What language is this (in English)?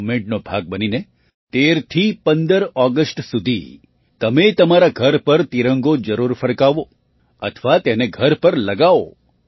Gujarati